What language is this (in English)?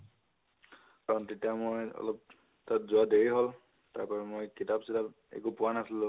Assamese